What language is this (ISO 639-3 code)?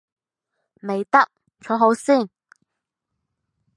yue